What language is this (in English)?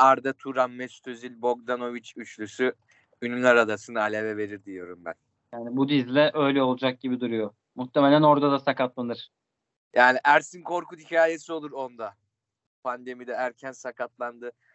Turkish